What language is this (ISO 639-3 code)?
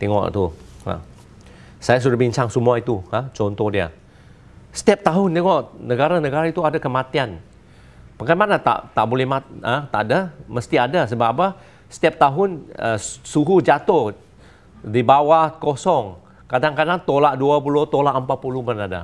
msa